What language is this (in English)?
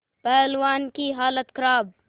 Hindi